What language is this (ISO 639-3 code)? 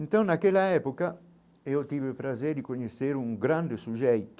por